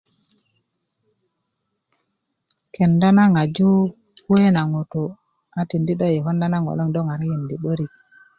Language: Kuku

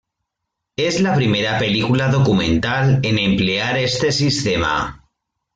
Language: Spanish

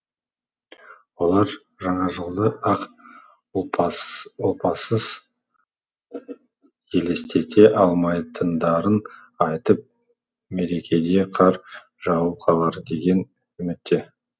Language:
Kazakh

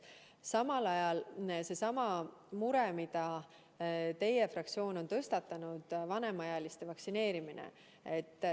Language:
Estonian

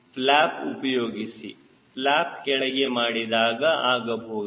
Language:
Kannada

